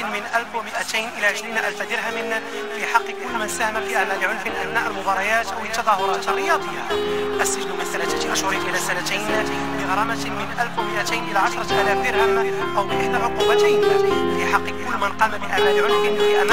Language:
Arabic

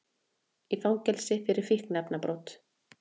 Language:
Icelandic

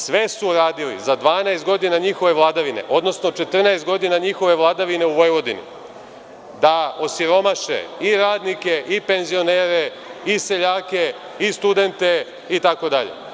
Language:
Serbian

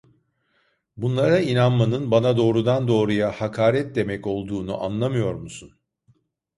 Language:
Turkish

